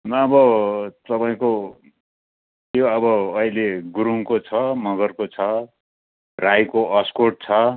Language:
Nepali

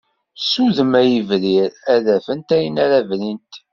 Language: Kabyle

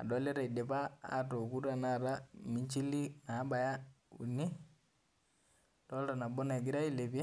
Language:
Masai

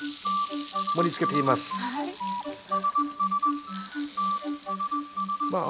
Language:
Japanese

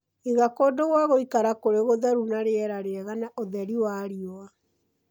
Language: Kikuyu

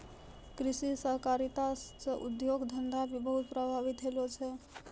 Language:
Maithili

